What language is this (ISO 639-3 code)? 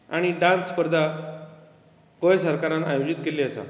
kok